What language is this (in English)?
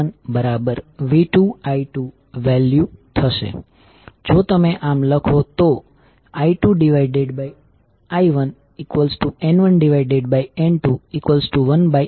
Gujarati